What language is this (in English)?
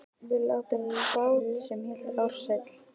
Icelandic